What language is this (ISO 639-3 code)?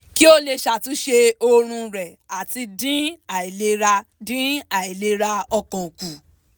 yor